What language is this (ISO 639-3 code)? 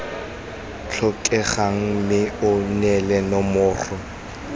tsn